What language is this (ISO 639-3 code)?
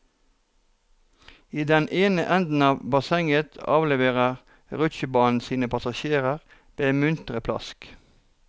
nor